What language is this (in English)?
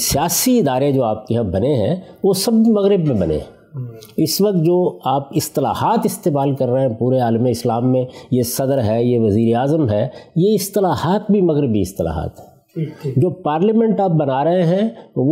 Urdu